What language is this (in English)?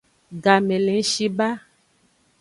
Aja (Benin)